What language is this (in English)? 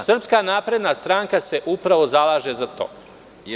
Serbian